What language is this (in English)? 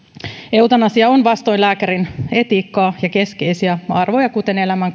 Finnish